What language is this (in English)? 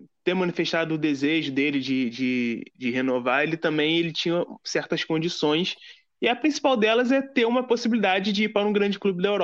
Portuguese